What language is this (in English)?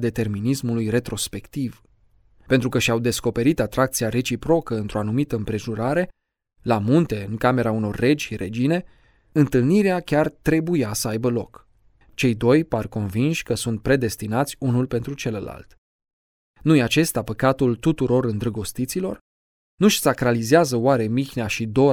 Romanian